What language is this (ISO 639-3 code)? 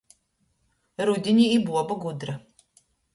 ltg